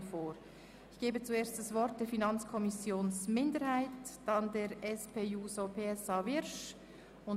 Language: Swiss German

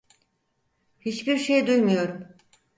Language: Turkish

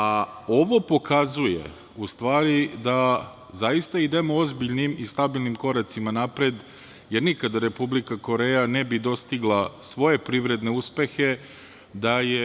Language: Serbian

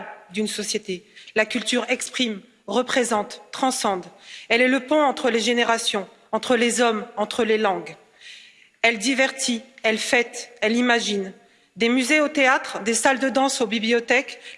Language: French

